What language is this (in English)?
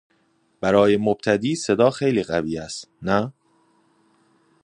Persian